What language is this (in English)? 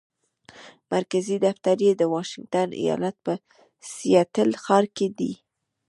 Pashto